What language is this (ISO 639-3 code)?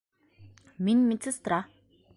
bak